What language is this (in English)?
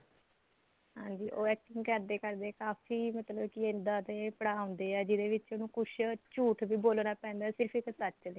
Punjabi